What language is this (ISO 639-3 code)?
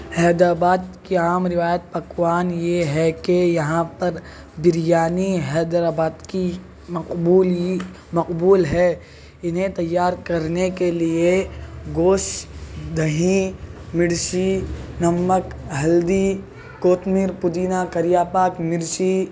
urd